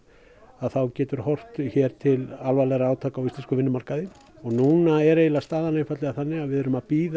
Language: Icelandic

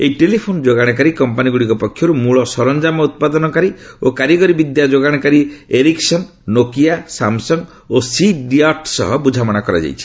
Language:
Odia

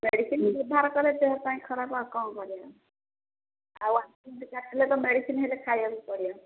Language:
Odia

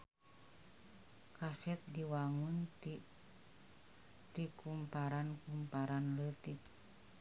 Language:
Sundanese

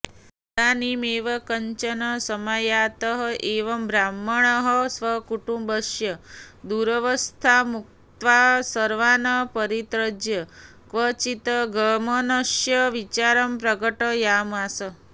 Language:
Sanskrit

